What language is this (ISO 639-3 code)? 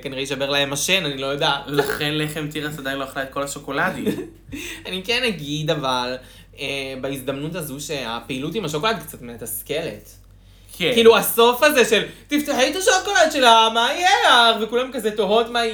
heb